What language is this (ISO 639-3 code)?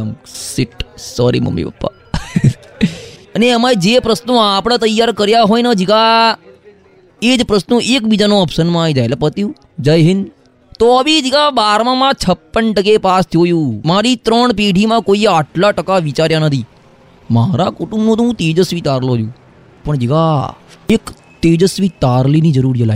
guj